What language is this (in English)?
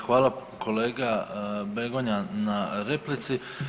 Croatian